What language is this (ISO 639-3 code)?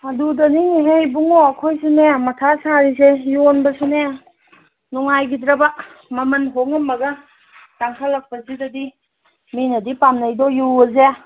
mni